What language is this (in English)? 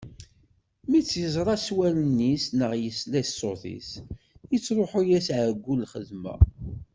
Kabyle